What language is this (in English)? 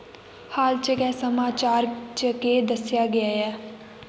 Dogri